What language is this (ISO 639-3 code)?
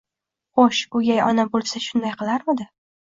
uzb